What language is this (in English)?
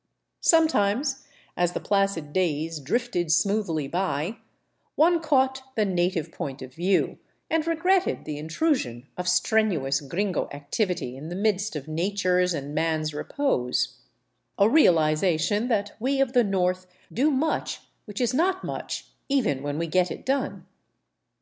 English